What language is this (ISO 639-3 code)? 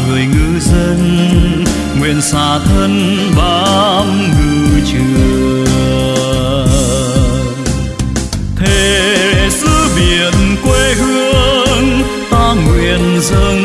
vie